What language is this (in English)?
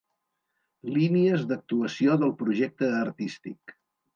Catalan